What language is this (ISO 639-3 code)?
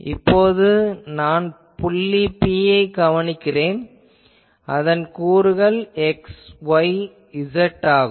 tam